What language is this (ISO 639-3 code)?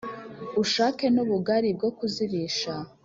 kin